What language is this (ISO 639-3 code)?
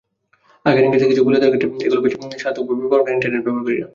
ben